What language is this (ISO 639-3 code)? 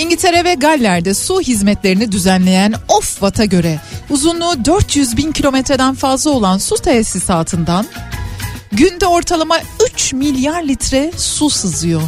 tur